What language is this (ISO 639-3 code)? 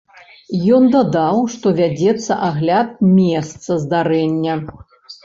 bel